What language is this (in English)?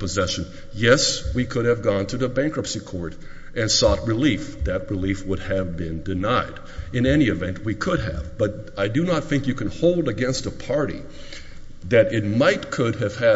English